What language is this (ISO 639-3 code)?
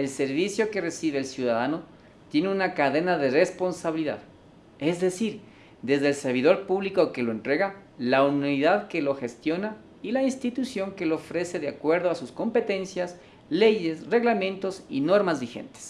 spa